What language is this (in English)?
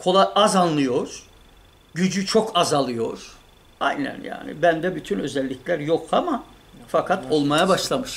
Turkish